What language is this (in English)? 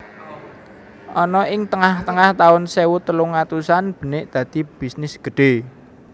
Javanese